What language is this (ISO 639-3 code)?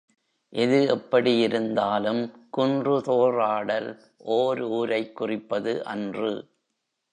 tam